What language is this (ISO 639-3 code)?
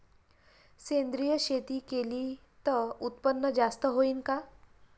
mar